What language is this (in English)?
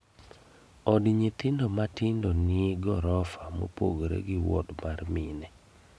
Luo (Kenya and Tanzania)